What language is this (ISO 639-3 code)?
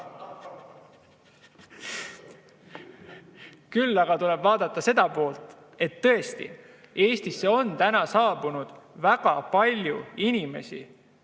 est